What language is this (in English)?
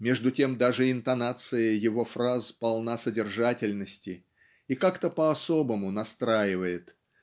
Russian